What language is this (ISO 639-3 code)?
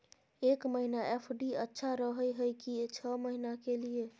mai